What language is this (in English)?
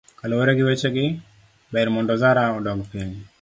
Luo (Kenya and Tanzania)